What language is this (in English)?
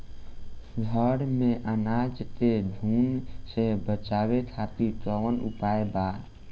Bhojpuri